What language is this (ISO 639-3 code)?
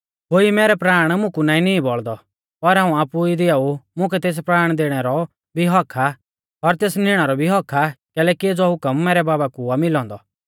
bfz